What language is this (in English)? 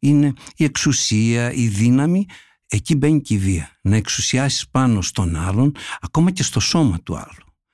Greek